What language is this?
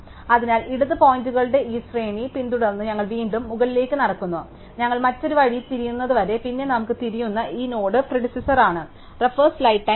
Malayalam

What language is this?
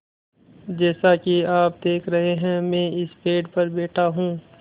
Hindi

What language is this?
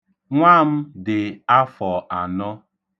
Igbo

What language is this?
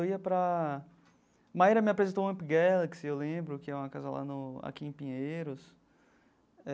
Portuguese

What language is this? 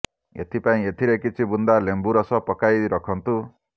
Odia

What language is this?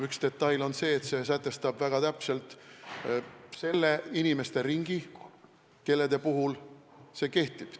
Estonian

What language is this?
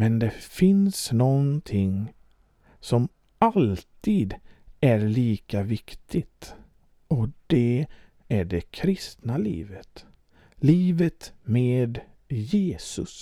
Swedish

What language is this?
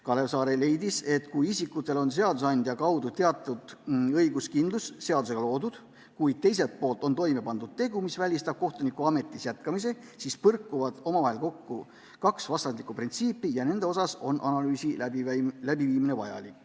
Estonian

